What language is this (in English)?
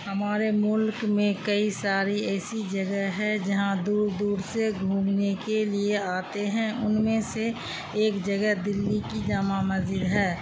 Urdu